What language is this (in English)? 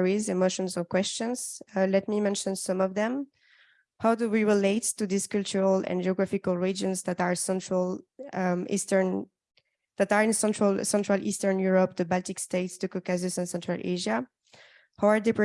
English